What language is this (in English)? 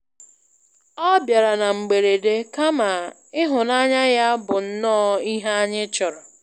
Igbo